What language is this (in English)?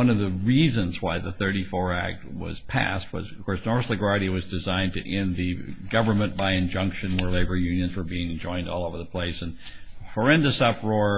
English